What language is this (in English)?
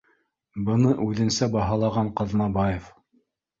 Bashkir